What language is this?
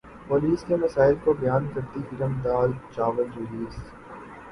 Urdu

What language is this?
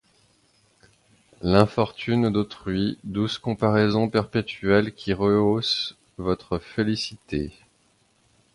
French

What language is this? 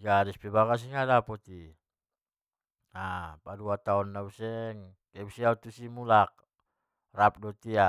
Batak Mandailing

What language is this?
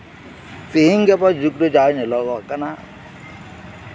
Santali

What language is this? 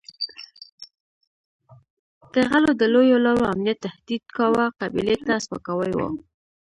Pashto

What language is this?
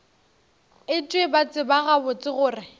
Northern Sotho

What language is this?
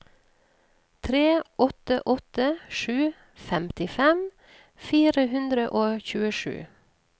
Norwegian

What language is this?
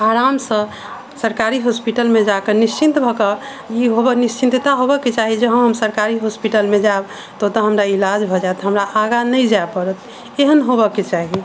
Maithili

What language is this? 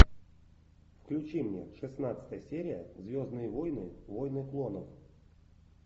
Russian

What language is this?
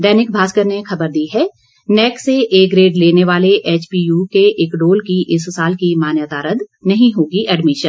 Hindi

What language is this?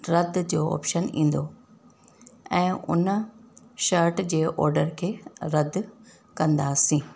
Sindhi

